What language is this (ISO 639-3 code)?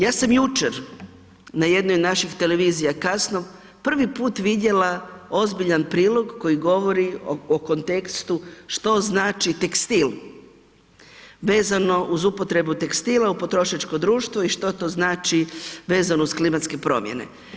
hrv